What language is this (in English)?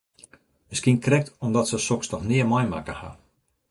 Western Frisian